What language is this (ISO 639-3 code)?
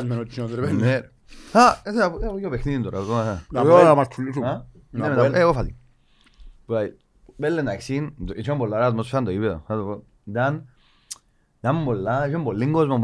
ell